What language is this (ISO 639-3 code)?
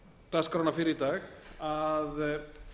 isl